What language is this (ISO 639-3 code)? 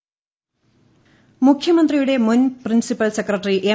mal